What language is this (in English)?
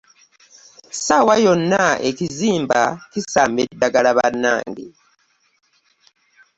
Ganda